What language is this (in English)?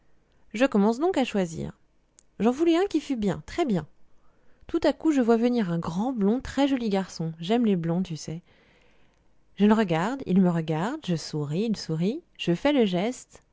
French